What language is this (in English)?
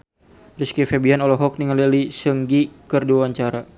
Sundanese